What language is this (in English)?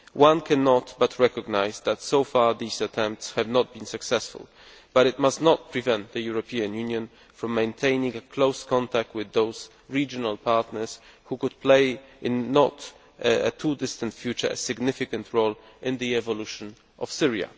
English